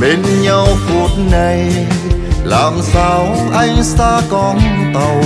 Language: Vietnamese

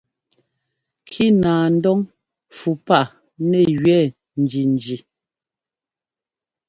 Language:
Ngomba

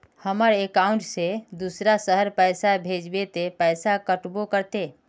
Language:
Magahi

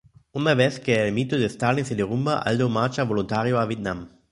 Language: Spanish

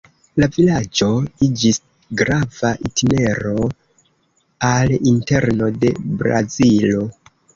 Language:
Esperanto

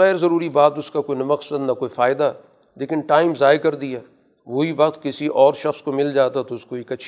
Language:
Urdu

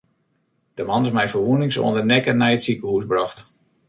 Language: Western Frisian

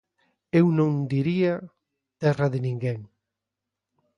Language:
Galician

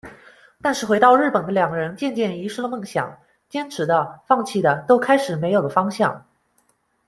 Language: Chinese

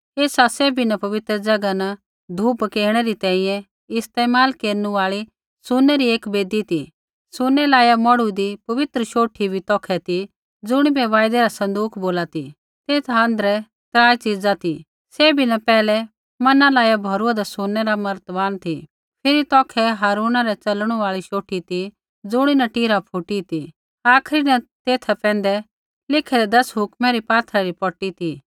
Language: Kullu Pahari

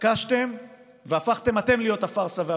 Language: Hebrew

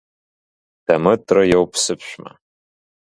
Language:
Abkhazian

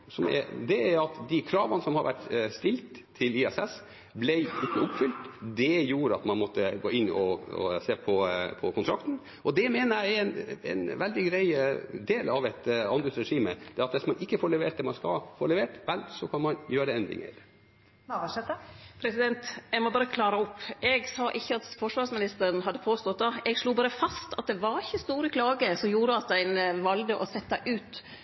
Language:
Norwegian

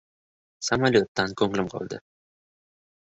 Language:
Uzbek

